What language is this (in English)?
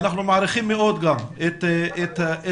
Hebrew